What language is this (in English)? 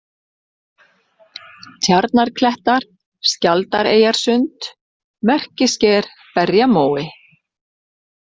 Icelandic